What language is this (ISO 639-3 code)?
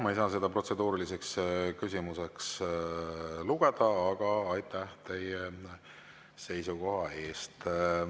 est